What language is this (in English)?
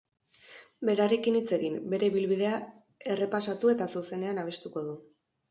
Basque